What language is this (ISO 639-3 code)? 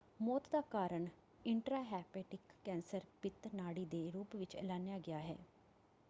pan